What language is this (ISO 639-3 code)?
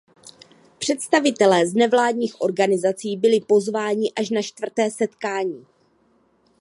ces